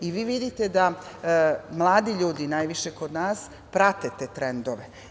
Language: Serbian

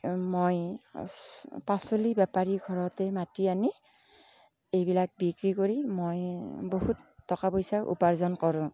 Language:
Assamese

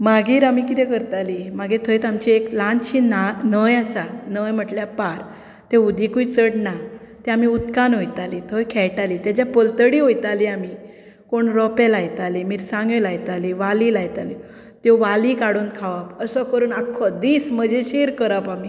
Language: Konkani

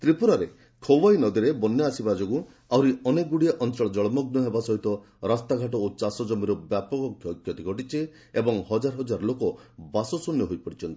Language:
Odia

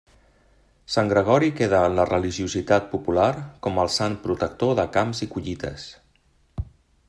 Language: Catalan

